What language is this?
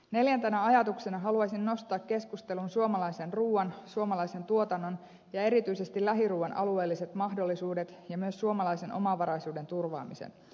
Finnish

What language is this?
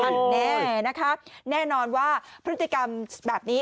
Thai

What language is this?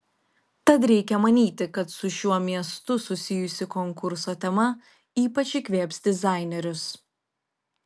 Lithuanian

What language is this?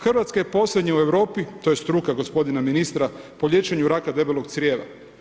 Croatian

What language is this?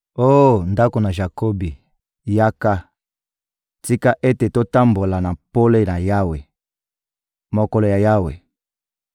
Lingala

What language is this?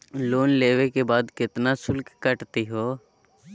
Magahi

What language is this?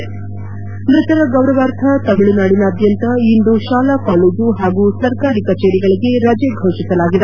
Kannada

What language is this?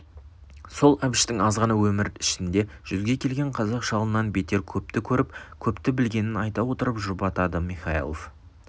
Kazakh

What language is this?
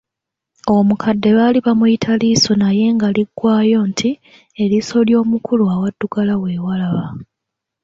Ganda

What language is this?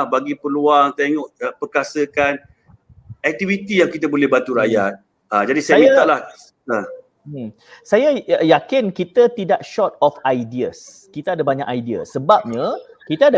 Malay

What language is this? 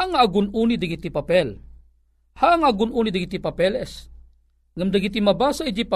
Filipino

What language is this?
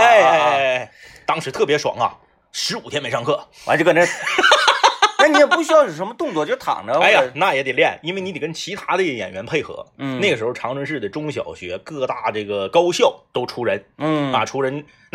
Chinese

